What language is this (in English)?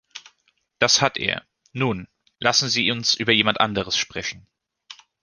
German